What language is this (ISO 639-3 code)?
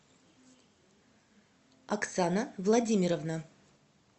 rus